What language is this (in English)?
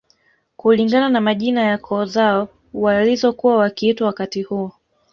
Swahili